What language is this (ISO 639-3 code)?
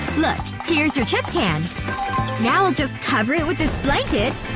eng